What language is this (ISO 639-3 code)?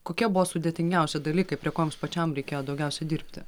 lit